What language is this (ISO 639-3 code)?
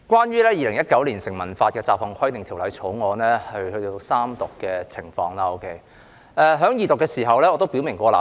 yue